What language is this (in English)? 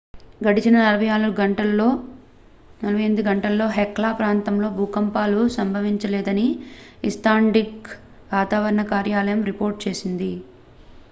Telugu